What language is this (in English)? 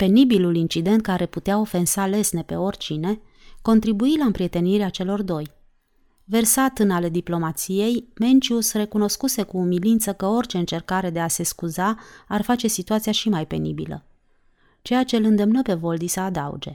Romanian